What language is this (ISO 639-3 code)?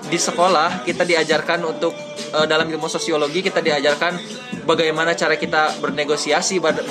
ind